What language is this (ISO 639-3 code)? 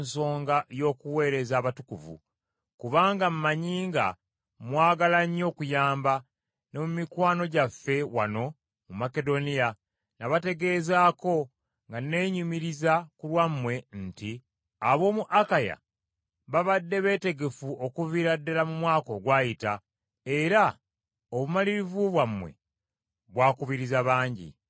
lug